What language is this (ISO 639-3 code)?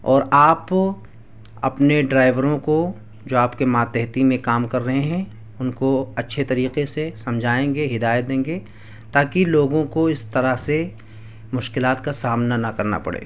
urd